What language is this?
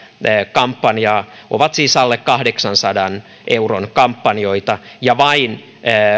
Finnish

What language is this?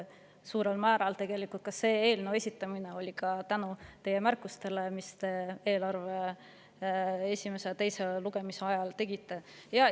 Estonian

